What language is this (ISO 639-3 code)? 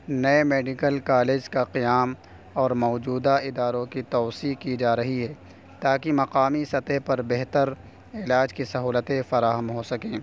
urd